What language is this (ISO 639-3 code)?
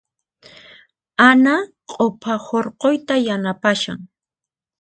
qxp